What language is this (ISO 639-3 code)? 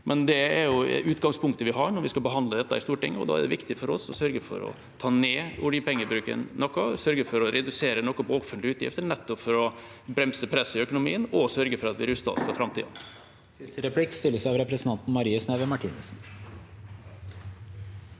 nor